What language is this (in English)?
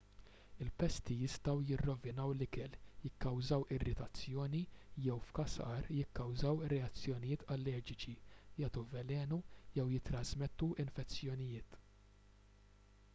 Maltese